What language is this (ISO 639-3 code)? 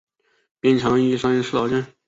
zho